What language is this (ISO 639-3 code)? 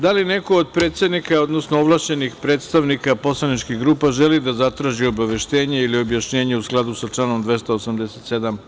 srp